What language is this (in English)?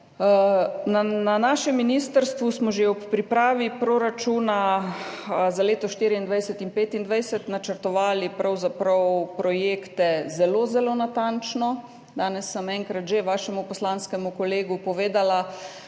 Slovenian